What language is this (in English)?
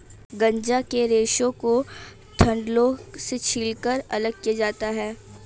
Hindi